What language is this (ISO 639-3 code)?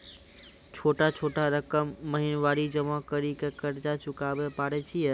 mai